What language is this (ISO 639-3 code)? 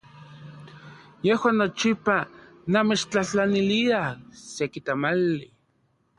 ncx